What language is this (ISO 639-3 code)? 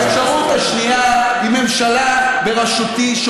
heb